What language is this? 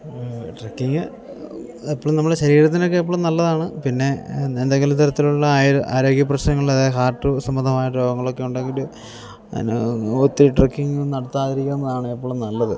Malayalam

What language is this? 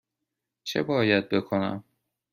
Persian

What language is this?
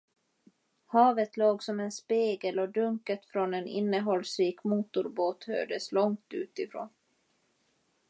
Swedish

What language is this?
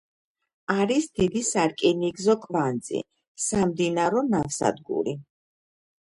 Georgian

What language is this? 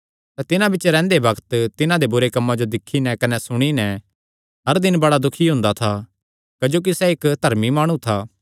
Kangri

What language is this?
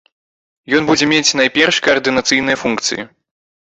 Belarusian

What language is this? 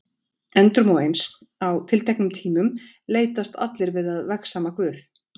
Icelandic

